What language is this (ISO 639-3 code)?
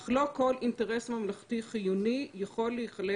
heb